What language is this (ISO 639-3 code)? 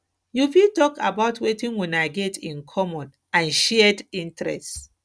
pcm